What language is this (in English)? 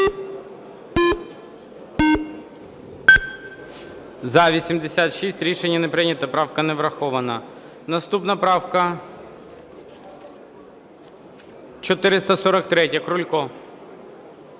Ukrainian